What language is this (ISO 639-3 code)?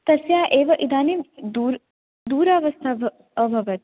san